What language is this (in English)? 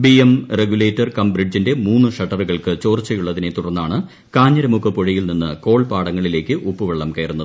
Malayalam